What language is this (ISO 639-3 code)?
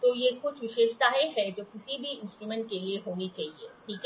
hin